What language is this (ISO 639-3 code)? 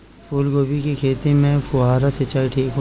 bho